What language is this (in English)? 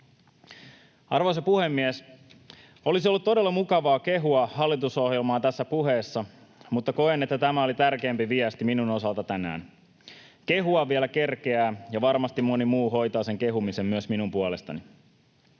Finnish